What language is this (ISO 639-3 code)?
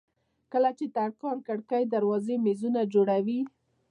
pus